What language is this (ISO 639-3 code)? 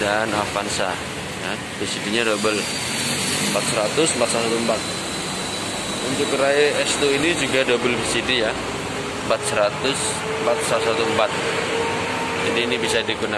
ind